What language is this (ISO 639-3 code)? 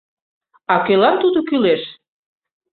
chm